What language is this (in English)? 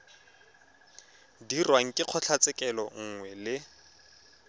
Tswana